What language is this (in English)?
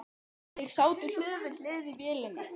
Icelandic